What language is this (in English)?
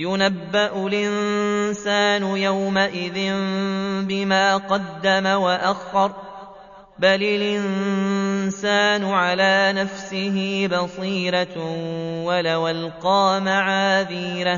Arabic